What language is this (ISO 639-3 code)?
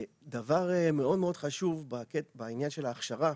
heb